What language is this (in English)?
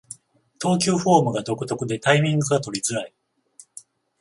Japanese